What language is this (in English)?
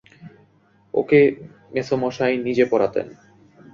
Bangla